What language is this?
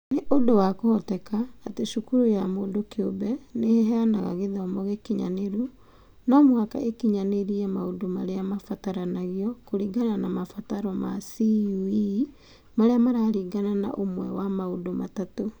Kikuyu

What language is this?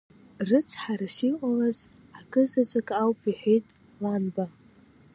Abkhazian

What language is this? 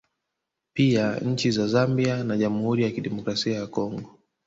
Swahili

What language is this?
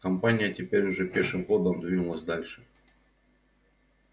Russian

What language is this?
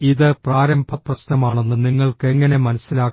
Malayalam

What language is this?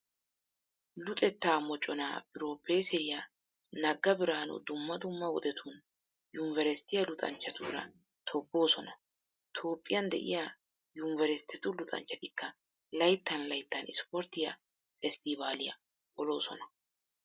Wolaytta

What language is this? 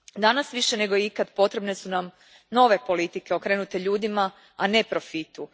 Croatian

